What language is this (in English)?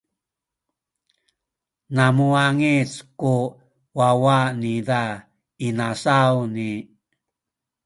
Sakizaya